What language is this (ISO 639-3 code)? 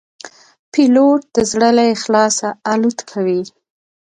pus